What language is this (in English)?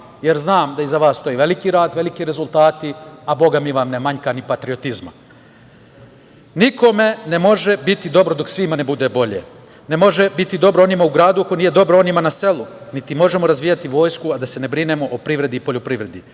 Serbian